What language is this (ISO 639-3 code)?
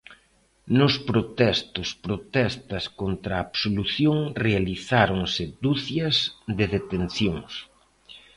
glg